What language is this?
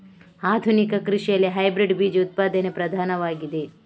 Kannada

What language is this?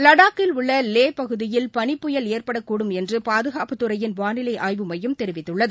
Tamil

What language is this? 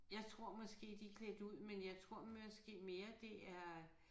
Danish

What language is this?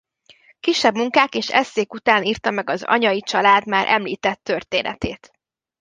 Hungarian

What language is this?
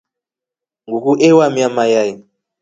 Rombo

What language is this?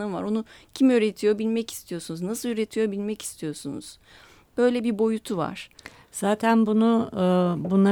Turkish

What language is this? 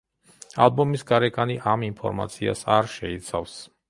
Georgian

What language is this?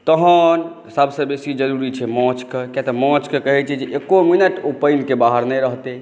Maithili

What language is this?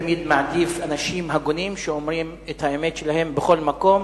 Hebrew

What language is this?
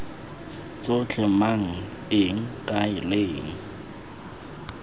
Tswana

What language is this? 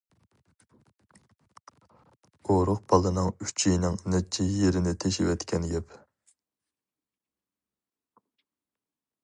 Uyghur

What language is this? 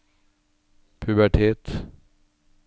Norwegian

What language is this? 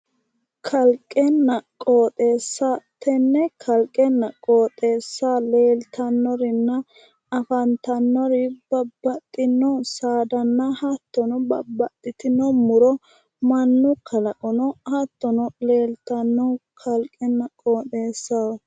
Sidamo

